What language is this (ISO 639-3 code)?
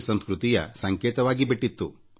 kan